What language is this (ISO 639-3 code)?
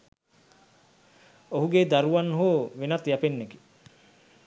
sin